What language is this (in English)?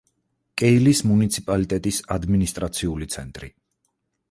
Georgian